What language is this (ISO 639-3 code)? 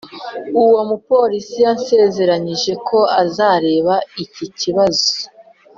kin